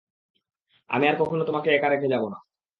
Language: Bangla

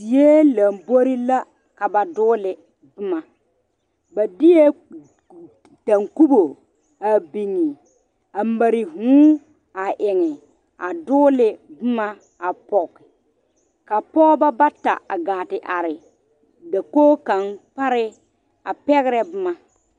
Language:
Southern Dagaare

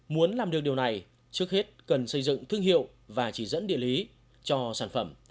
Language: Vietnamese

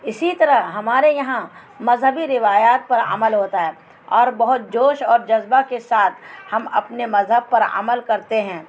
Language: Urdu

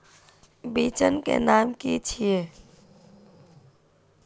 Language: Magahi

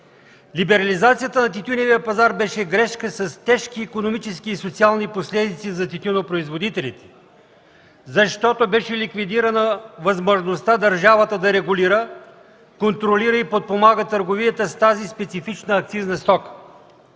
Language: Bulgarian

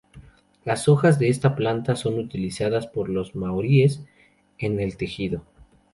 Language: Spanish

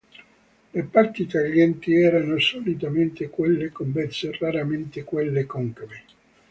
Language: Italian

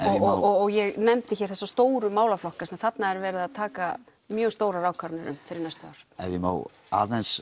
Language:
Icelandic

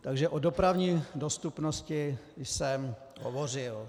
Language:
Czech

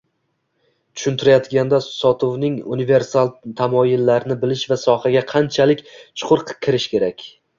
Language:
Uzbek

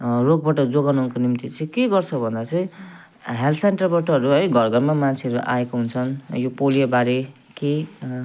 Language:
Nepali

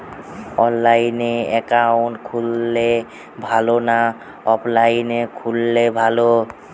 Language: Bangla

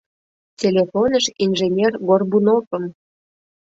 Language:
Mari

